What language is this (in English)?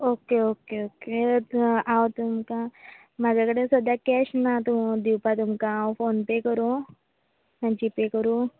Konkani